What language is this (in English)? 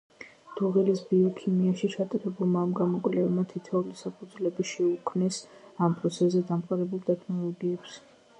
Georgian